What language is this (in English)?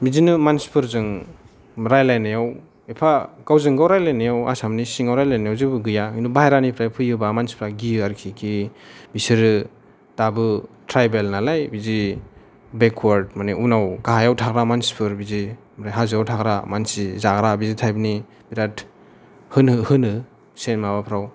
Bodo